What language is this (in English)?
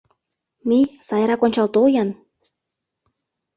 Mari